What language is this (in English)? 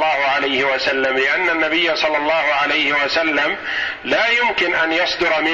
Arabic